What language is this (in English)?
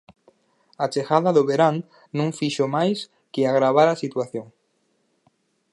Galician